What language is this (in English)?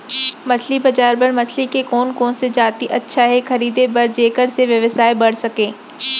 Chhattisgarhi